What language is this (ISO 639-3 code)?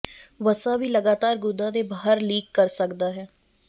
pan